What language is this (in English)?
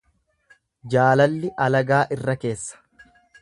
Oromo